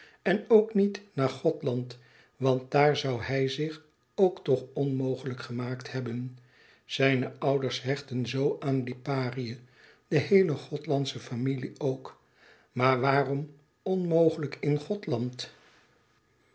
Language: Dutch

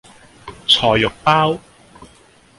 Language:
Cantonese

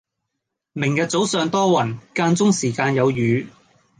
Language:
Cantonese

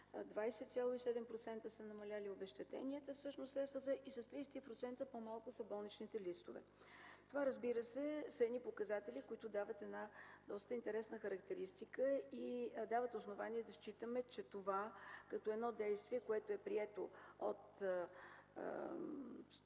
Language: Bulgarian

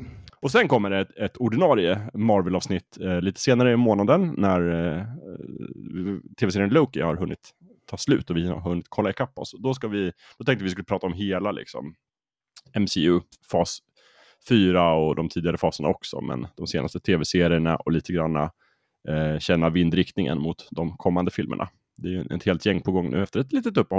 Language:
Swedish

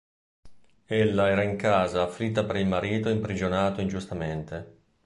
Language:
Italian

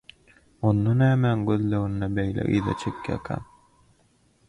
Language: Turkmen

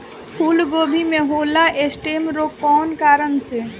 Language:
Bhojpuri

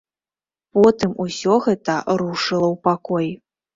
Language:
Belarusian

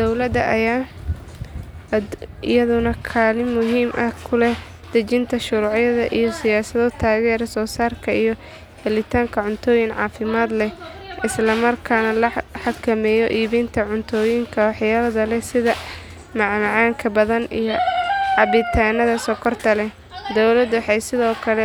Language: Somali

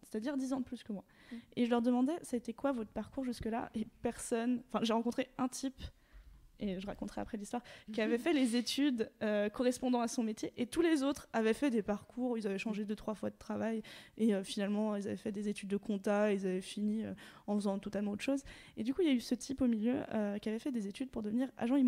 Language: French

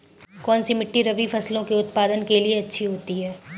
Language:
Hindi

